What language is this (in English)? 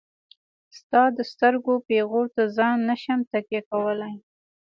Pashto